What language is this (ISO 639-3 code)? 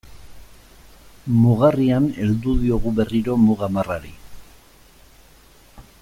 eus